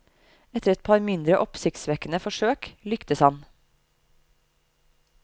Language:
Norwegian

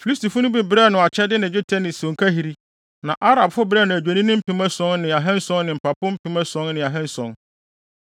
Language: Akan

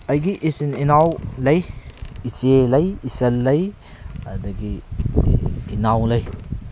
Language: Manipuri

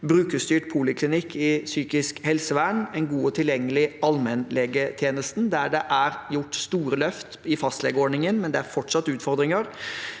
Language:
Norwegian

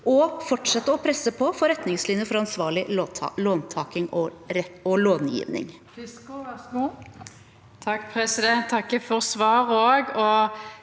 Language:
Norwegian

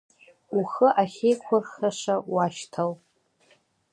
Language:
Abkhazian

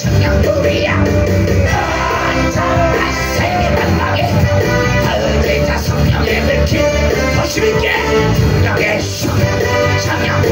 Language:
Korean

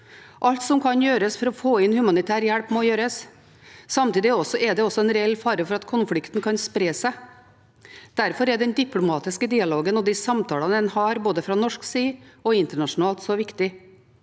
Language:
Norwegian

